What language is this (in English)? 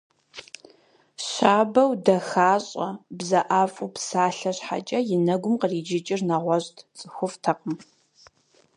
Kabardian